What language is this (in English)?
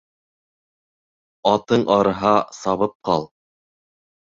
Bashkir